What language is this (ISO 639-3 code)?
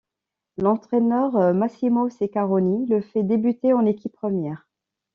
fra